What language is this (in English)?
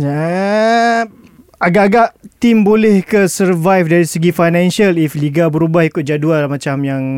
Malay